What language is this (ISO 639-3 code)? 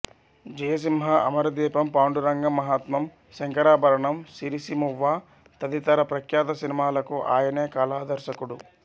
tel